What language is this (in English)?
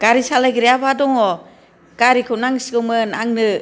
Bodo